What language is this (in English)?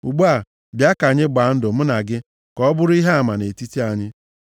Igbo